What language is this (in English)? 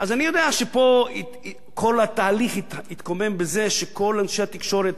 Hebrew